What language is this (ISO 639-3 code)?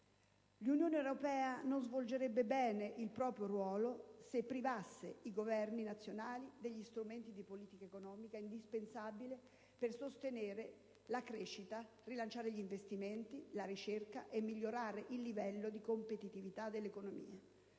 ita